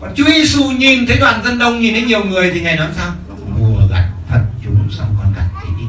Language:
Vietnamese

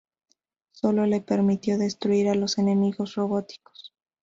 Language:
Spanish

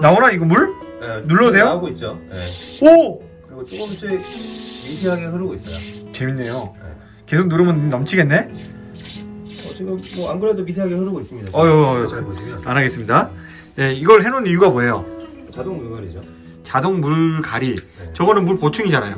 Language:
Korean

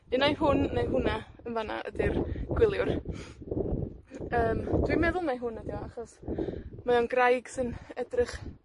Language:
Welsh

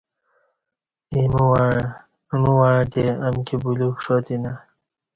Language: Kati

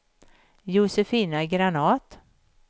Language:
Swedish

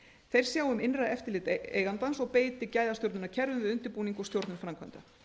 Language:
Icelandic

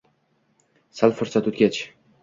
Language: Uzbek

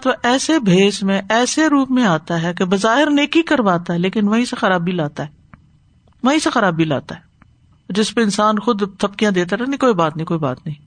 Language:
Urdu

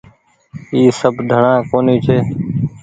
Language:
Goaria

